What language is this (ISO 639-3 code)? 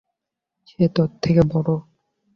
ben